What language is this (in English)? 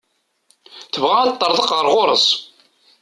Kabyle